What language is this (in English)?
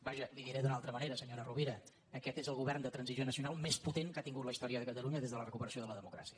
Catalan